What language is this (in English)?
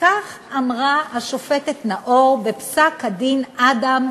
Hebrew